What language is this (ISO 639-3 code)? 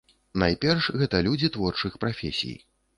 bel